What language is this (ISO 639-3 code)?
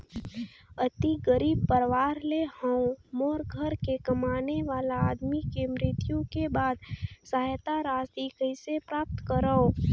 hne